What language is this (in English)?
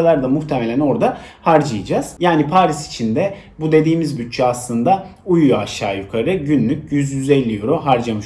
Turkish